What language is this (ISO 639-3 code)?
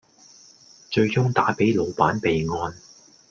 yue